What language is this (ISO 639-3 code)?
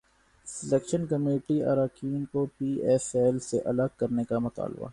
urd